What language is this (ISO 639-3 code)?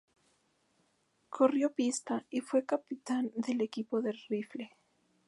spa